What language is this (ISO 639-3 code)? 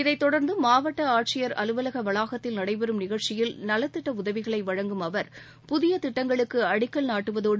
tam